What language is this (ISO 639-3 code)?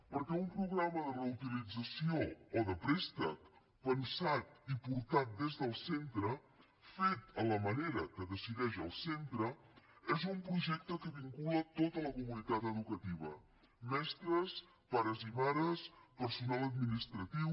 cat